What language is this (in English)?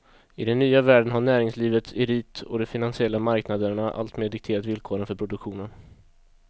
Swedish